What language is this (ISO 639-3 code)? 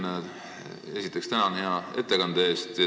est